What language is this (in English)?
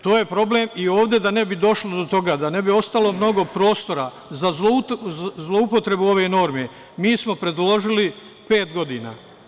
Serbian